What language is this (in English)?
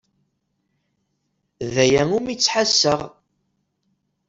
Kabyle